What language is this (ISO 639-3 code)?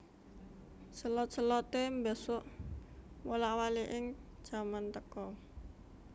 jav